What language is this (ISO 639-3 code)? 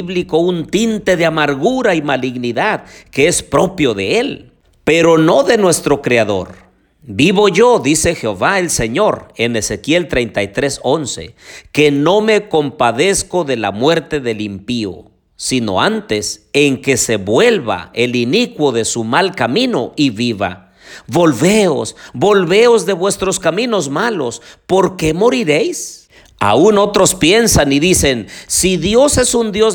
spa